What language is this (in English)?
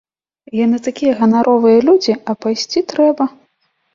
Belarusian